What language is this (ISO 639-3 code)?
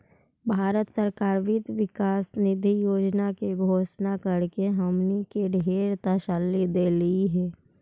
mag